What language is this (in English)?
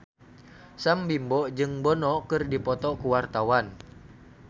Sundanese